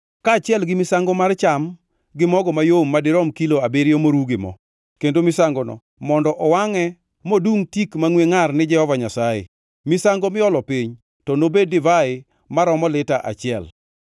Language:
Luo (Kenya and Tanzania)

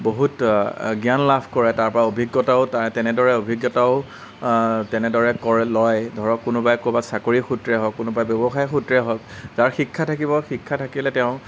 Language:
Assamese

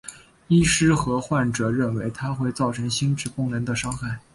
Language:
Chinese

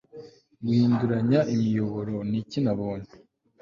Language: Kinyarwanda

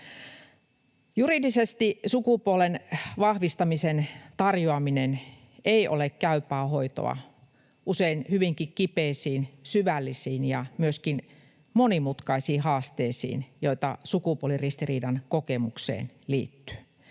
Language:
Finnish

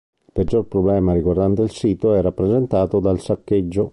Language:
Italian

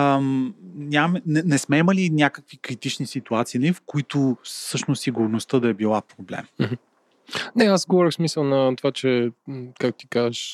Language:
Bulgarian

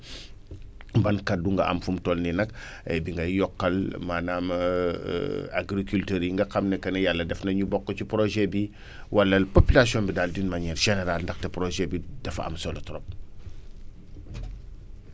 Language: Wolof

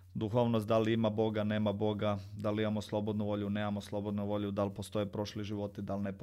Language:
Croatian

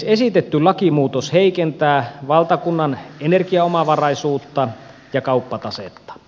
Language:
Finnish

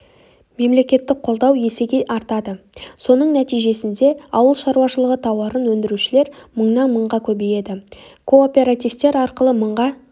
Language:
Kazakh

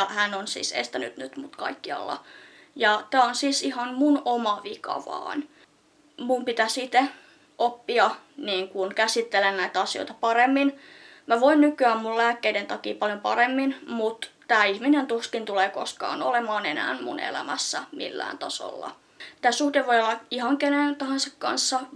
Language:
Finnish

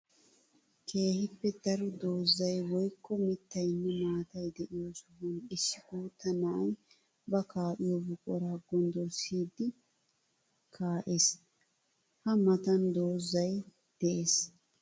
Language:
Wolaytta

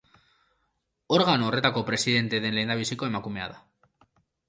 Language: Basque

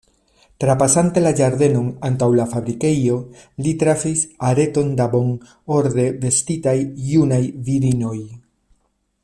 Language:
Esperanto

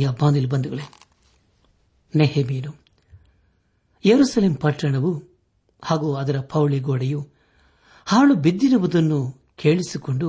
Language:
Kannada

